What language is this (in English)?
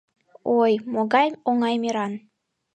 Mari